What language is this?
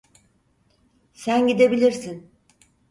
Turkish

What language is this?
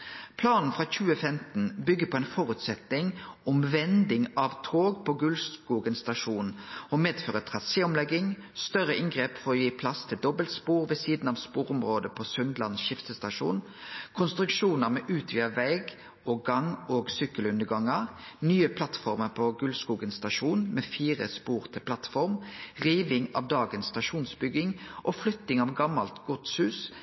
Norwegian Nynorsk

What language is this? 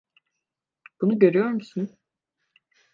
Turkish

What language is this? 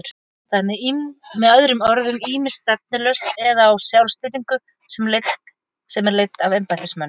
Icelandic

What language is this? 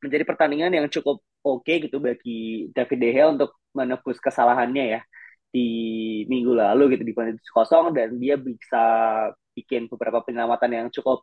Indonesian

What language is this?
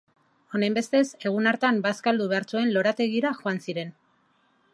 Basque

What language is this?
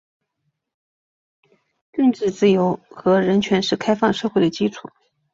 Chinese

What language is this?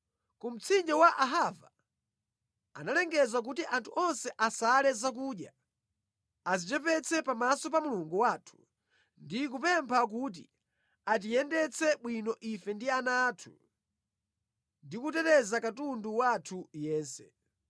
Nyanja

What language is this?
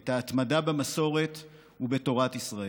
Hebrew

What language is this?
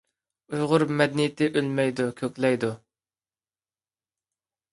Uyghur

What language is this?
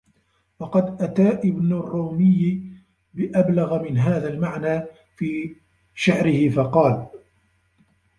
Arabic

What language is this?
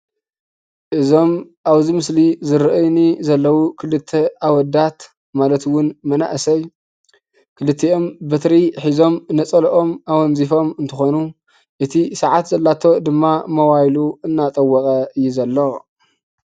Tigrinya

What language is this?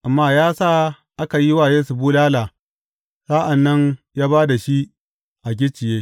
Hausa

